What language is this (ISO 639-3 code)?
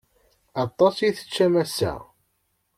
kab